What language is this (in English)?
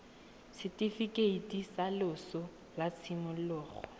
Tswana